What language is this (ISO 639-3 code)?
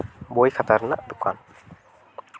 sat